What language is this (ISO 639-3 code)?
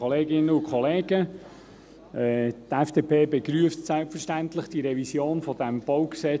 gsw